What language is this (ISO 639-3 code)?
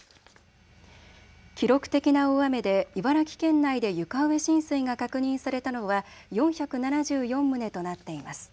jpn